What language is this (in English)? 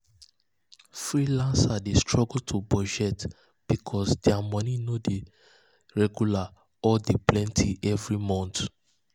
Nigerian Pidgin